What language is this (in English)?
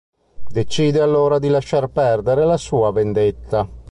Italian